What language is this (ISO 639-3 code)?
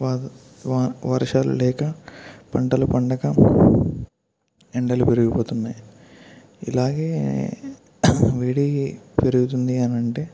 tel